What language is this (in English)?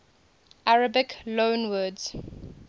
English